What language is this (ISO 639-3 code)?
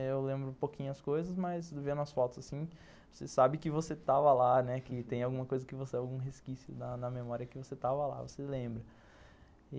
por